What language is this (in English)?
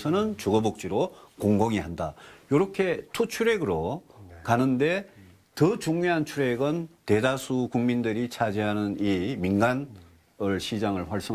Korean